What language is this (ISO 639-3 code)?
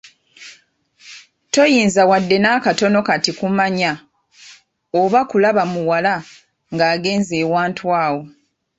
lug